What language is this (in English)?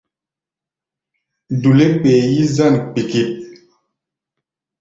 Gbaya